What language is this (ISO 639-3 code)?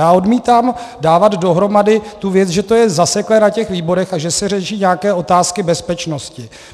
ces